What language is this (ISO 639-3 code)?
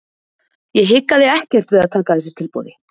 isl